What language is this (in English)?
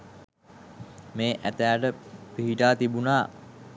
Sinhala